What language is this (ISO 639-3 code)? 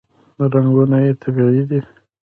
pus